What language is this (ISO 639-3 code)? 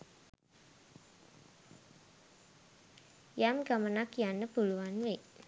sin